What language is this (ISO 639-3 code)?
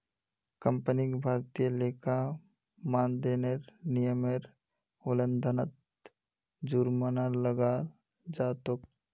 mag